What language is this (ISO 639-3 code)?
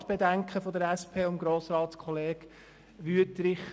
gsw